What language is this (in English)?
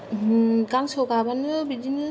Bodo